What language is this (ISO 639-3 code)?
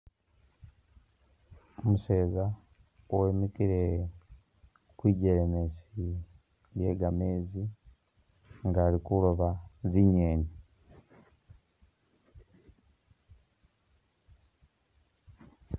myx